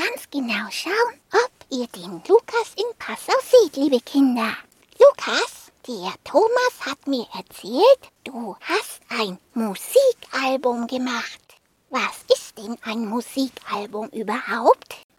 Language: German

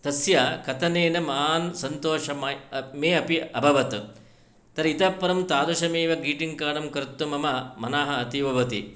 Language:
Sanskrit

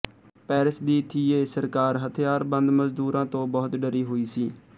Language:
Punjabi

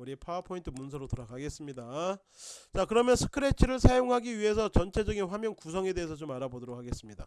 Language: Korean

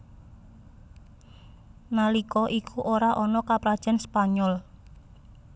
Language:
Javanese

